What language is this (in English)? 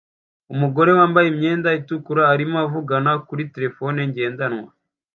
Kinyarwanda